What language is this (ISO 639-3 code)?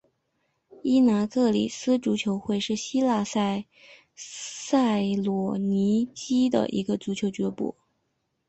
zho